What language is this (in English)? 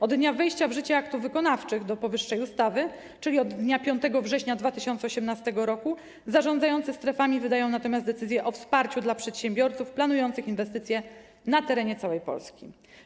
Polish